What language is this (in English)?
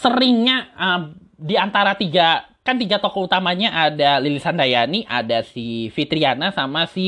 Indonesian